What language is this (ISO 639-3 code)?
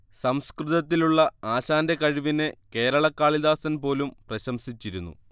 mal